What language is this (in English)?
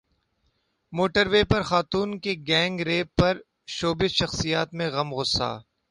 Urdu